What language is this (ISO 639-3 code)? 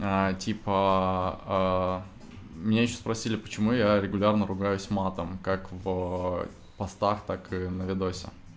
rus